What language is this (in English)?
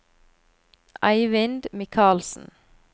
Norwegian